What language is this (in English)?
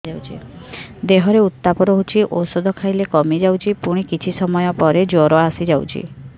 Odia